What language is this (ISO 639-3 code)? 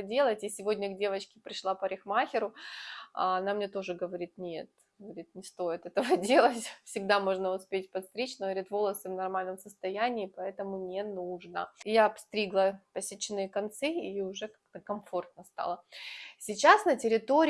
rus